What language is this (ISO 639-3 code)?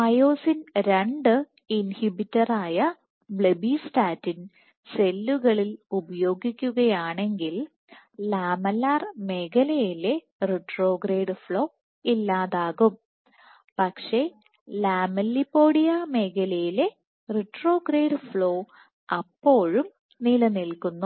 mal